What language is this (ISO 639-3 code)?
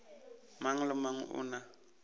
nso